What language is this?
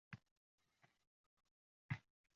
Uzbek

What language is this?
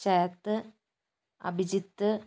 Malayalam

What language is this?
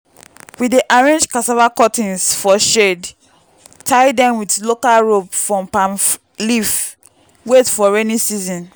Nigerian Pidgin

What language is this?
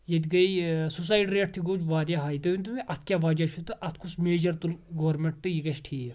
Kashmiri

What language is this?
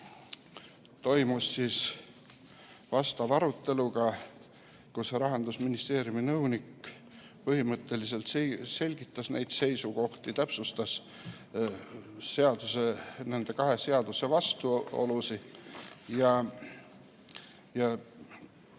Estonian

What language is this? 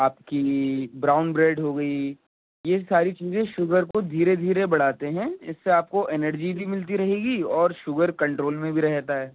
Urdu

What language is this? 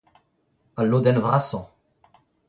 Breton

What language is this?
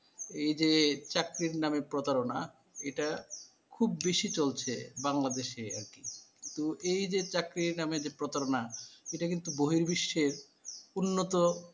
Bangla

